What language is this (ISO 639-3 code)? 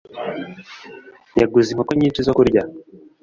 kin